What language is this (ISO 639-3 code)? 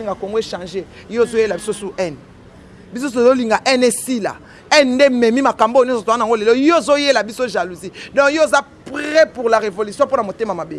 fra